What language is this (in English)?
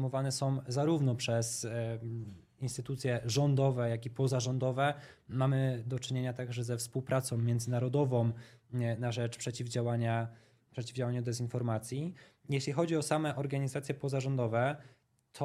Polish